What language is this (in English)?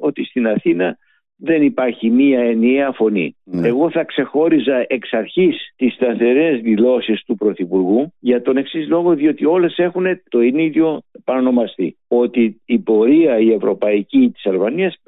Greek